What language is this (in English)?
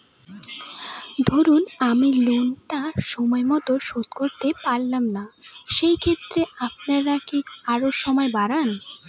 Bangla